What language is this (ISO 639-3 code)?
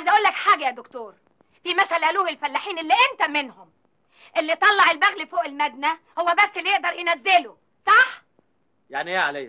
ara